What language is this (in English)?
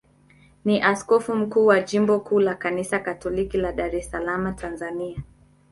Swahili